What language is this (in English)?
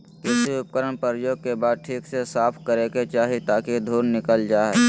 Magahi